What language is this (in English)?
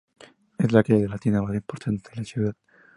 Spanish